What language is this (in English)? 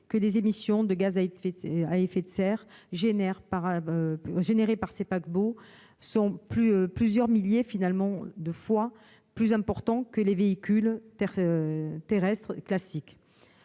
French